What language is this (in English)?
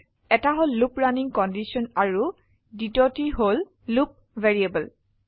Assamese